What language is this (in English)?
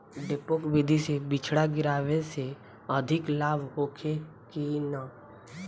Bhojpuri